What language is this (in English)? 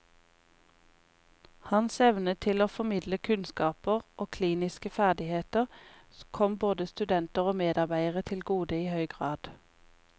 Norwegian